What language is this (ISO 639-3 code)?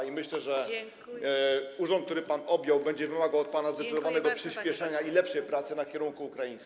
pol